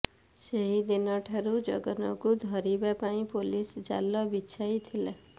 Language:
Odia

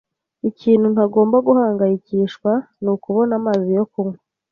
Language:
Kinyarwanda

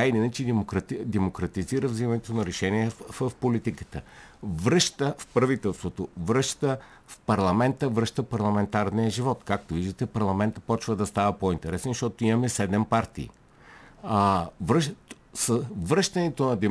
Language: Bulgarian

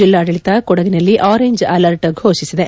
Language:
Kannada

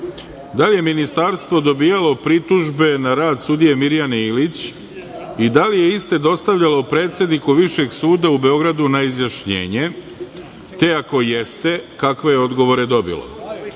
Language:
Serbian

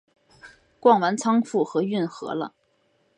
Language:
Chinese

